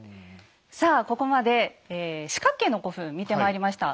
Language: Japanese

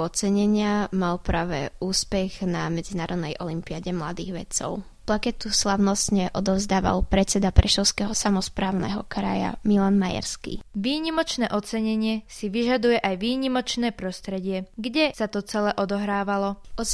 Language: Slovak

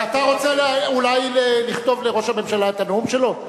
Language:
Hebrew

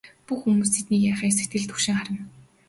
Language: Mongolian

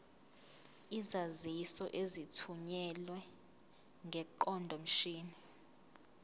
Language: Zulu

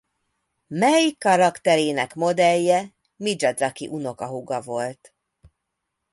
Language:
Hungarian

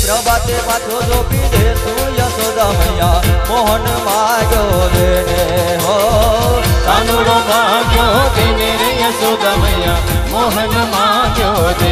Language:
Hindi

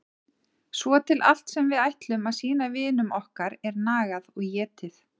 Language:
Icelandic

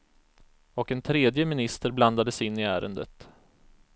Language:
Swedish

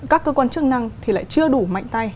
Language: Vietnamese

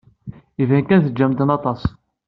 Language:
Kabyle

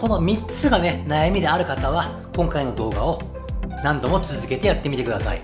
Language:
Japanese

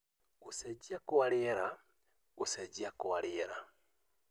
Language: Kikuyu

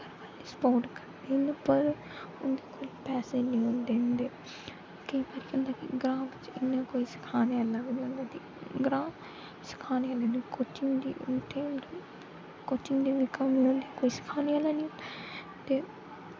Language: Dogri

